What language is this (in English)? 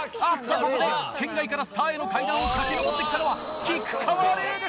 Japanese